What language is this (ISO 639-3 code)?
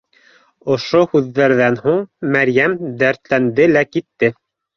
bak